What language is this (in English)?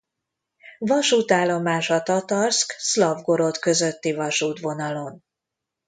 Hungarian